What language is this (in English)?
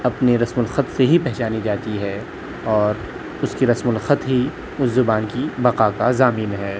Urdu